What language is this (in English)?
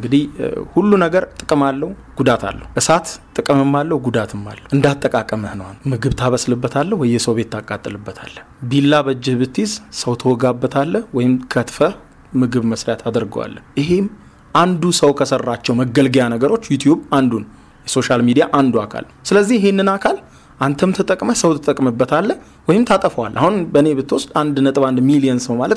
Amharic